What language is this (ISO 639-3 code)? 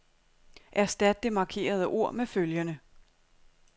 dan